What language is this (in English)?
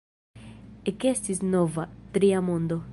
Esperanto